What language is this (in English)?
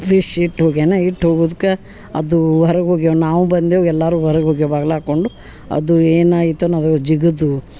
Kannada